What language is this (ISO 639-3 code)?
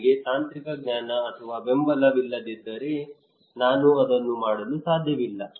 kan